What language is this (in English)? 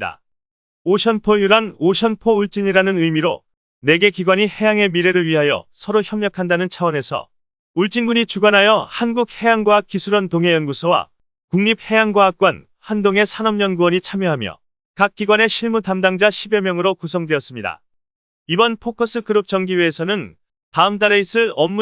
Korean